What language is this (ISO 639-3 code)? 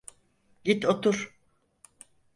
tur